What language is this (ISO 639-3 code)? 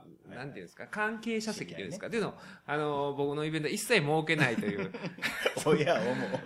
jpn